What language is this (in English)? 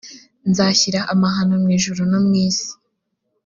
Kinyarwanda